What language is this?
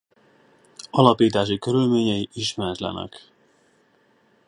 Hungarian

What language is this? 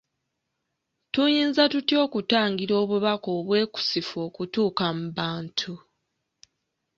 Ganda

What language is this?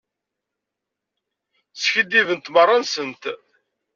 Kabyle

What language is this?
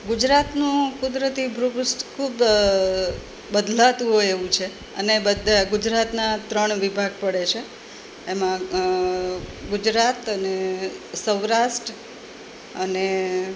Gujarati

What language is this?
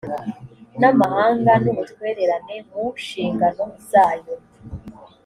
Kinyarwanda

